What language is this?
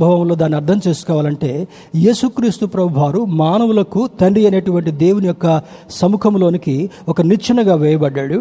Telugu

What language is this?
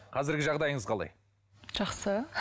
Kazakh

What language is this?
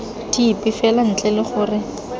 Tswana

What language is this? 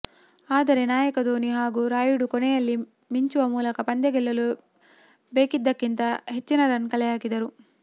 Kannada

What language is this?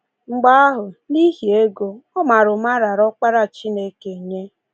Igbo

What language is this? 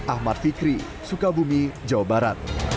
Indonesian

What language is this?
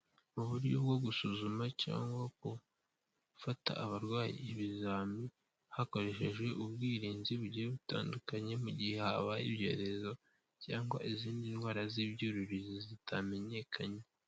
Kinyarwanda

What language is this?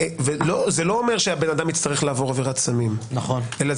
Hebrew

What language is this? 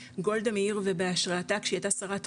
Hebrew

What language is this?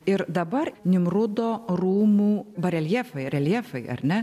Lithuanian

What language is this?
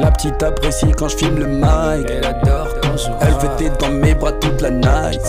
French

